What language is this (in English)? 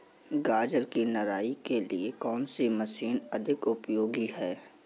Hindi